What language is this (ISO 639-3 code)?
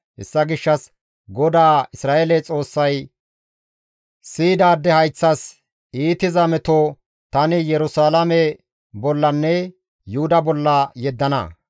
gmv